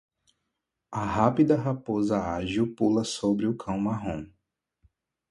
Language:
Portuguese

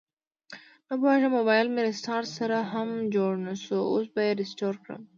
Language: Pashto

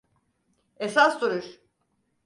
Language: Turkish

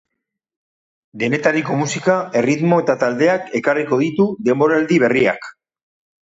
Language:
Basque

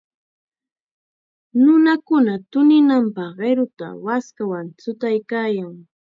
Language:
Chiquián Ancash Quechua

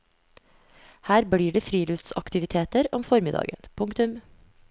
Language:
Norwegian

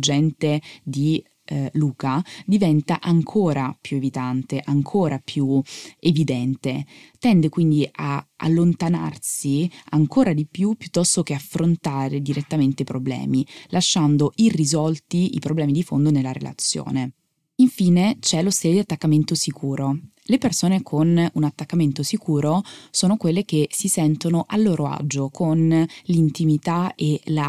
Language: Italian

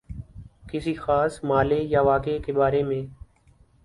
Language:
Urdu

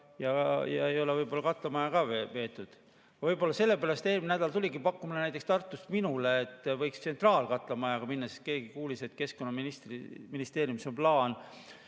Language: Estonian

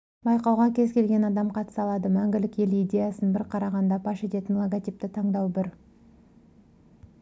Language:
Kazakh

